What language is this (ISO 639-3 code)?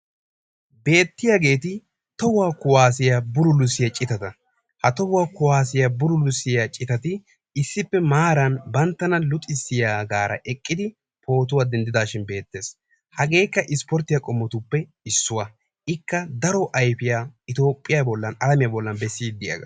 wal